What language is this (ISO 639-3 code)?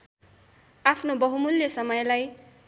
nep